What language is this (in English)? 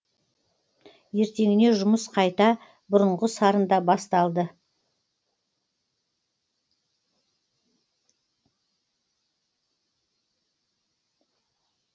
Kazakh